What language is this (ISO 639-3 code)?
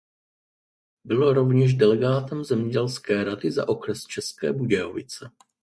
ces